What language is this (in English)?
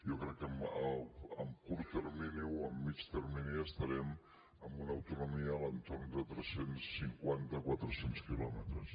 Catalan